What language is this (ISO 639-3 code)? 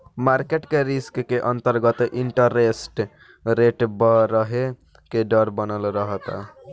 bho